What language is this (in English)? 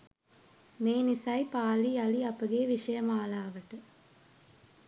Sinhala